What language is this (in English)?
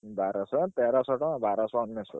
Odia